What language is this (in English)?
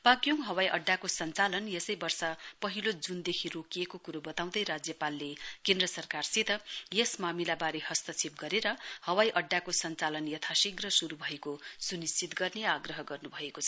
Nepali